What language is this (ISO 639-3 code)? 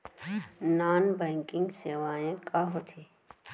hne